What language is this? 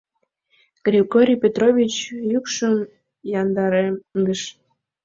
Mari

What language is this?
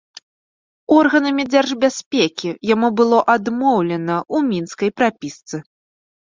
Belarusian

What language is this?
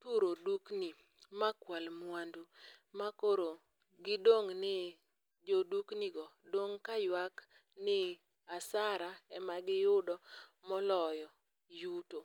Luo (Kenya and Tanzania)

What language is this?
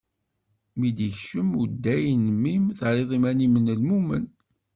Kabyle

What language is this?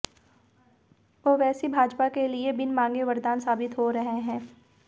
Hindi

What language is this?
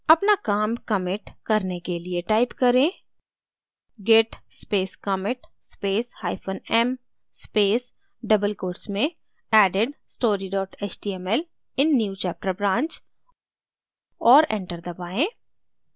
Hindi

